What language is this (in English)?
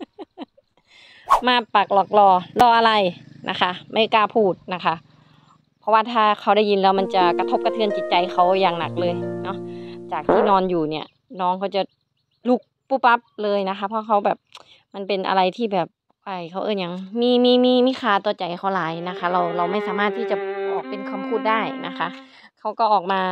Thai